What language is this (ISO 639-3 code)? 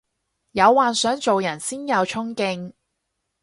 yue